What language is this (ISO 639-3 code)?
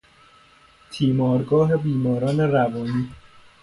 fas